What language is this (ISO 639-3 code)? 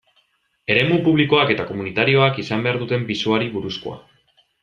eus